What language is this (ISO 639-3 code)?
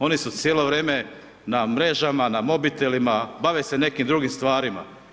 hrv